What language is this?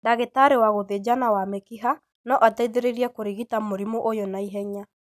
Kikuyu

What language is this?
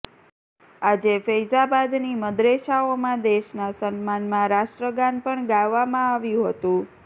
Gujarati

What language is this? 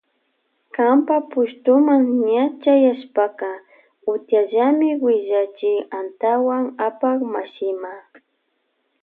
Loja Highland Quichua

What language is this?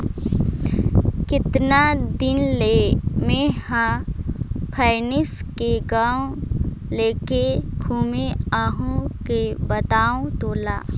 Chhattisgarhi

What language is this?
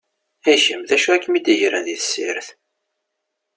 Kabyle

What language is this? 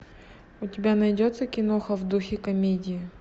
Russian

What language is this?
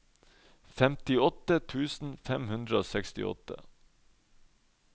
Norwegian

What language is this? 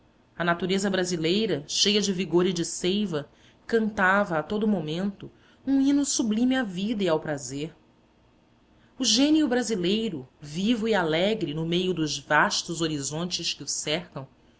Portuguese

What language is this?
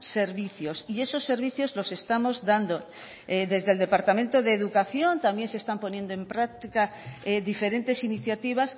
Spanish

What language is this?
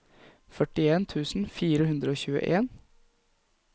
Norwegian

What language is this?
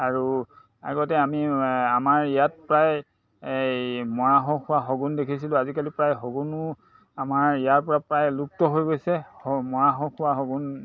Assamese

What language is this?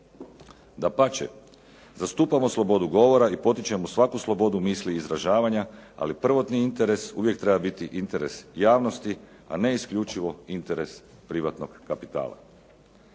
Croatian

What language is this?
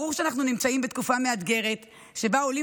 Hebrew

